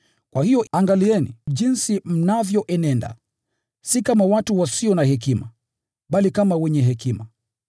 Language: Swahili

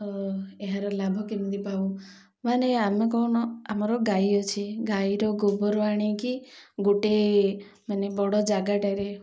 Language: Odia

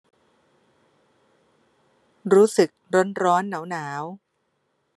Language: Thai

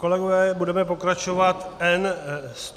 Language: Czech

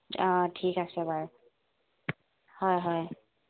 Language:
Assamese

